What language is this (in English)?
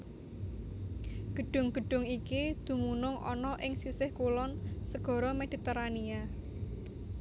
Javanese